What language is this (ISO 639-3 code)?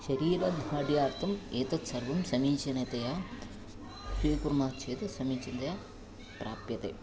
san